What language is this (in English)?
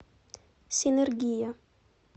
Russian